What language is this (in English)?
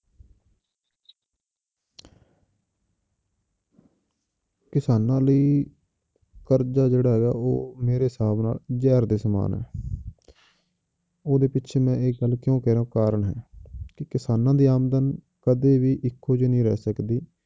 Punjabi